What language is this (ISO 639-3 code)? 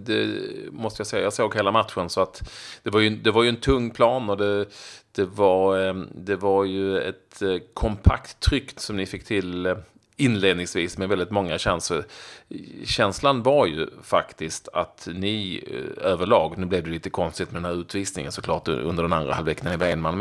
swe